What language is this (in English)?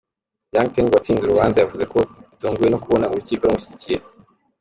Kinyarwanda